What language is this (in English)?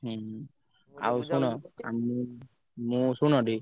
Odia